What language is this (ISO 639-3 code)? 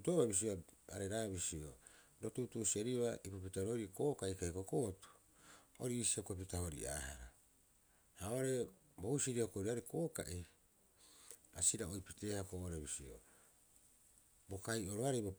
kyx